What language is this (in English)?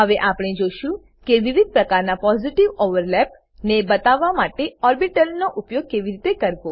Gujarati